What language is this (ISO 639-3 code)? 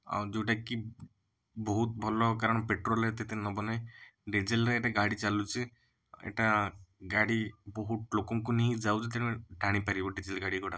ori